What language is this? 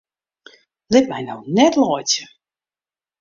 Western Frisian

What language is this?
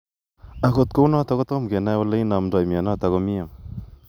Kalenjin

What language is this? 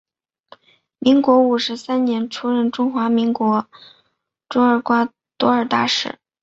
Chinese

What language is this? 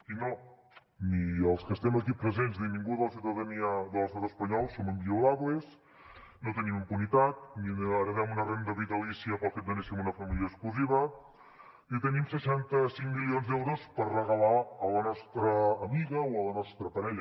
Catalan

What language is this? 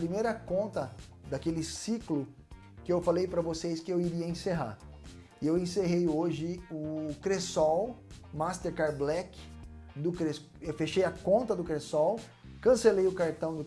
Portuguese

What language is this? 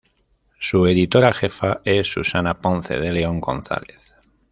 Spanish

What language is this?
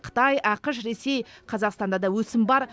Kazakh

